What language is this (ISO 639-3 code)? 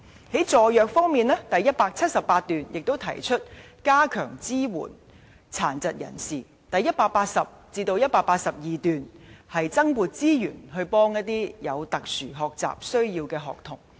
yue